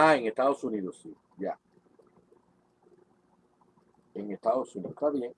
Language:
Spanish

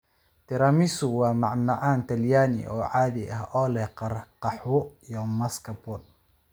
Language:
Somali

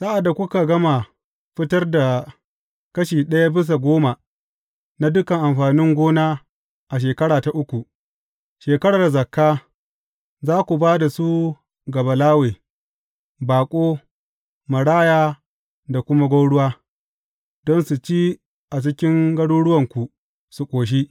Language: Hausa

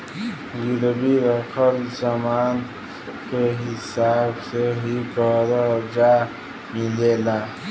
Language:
Bhojpuri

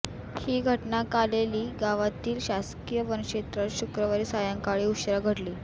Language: Marathi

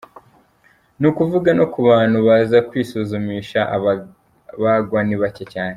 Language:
Kinyarwanda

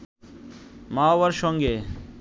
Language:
Bangla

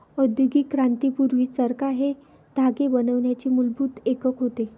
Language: Marathi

